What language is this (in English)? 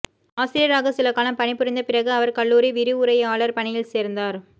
Tamil